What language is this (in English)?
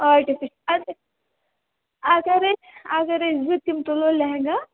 Kashmiri